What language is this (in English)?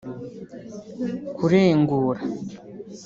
Kinyarwanda